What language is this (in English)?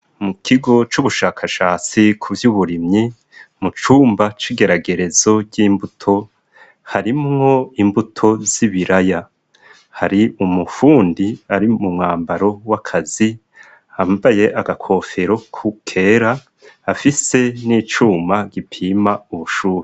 Rundi